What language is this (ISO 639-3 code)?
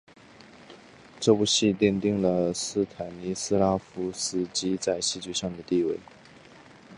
zho